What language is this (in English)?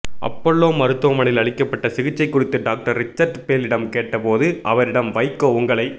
Tamil